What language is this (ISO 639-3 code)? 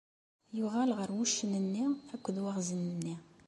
kab